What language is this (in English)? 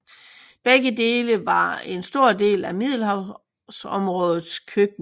Danish